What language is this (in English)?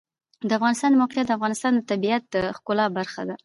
Pashto